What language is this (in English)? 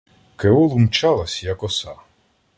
Ukrainian